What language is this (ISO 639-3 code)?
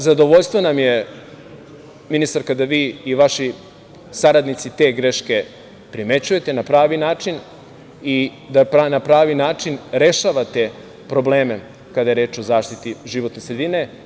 srp